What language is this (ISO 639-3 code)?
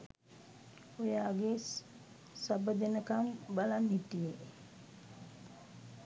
sin